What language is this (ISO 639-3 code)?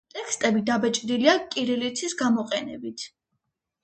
kat